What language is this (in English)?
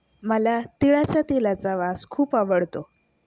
Marathi